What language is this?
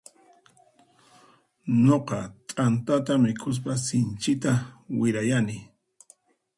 Puno Quechua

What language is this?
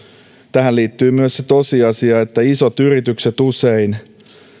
Finnish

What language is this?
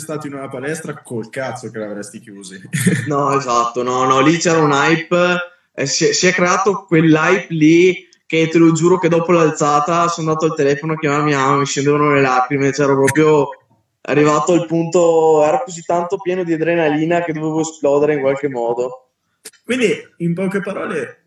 Italian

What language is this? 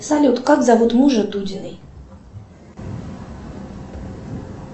Russian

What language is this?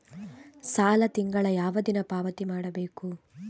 Kannada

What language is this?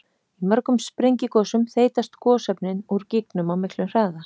Icelandic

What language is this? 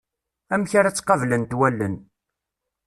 Kabyle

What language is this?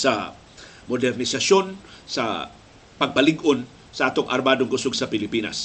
Filipino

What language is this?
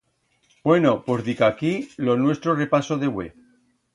Aragonese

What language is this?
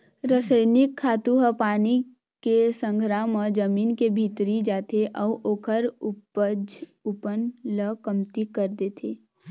Chhattisgarhi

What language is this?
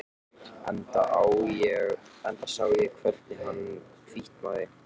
Icelandic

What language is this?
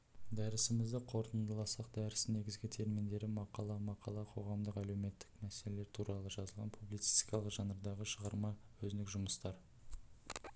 Kazakh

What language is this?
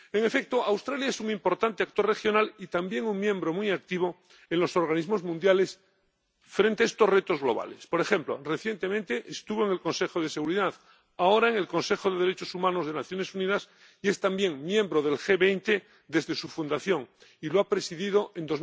Spanish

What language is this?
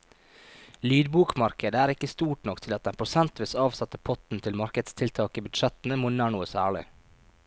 Norwegian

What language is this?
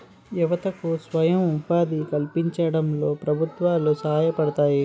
Telugu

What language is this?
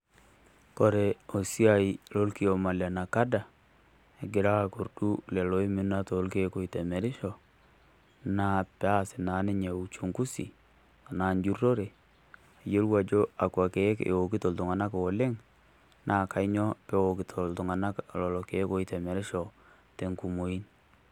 Masai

